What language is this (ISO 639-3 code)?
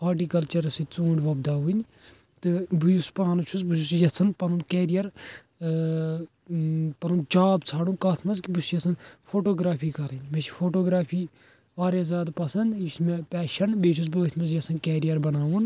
kas